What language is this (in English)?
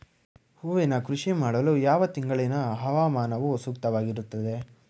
Kannada